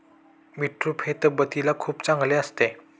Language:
Marathi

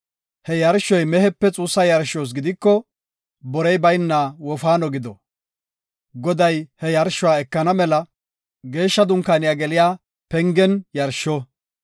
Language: Gofa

